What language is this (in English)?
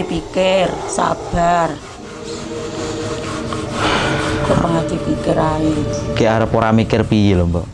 Indonesian